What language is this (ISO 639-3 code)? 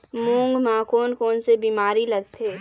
hne